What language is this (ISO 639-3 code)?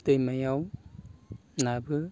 brx